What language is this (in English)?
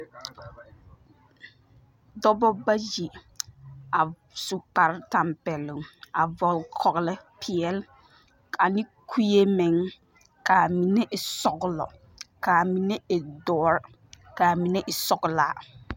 Southern Dagaare